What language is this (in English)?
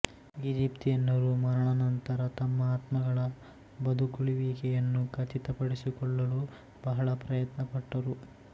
Kannada